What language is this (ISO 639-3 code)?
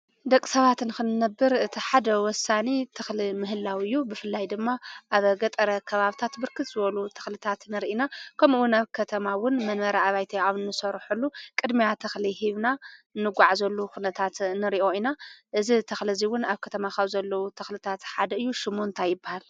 tir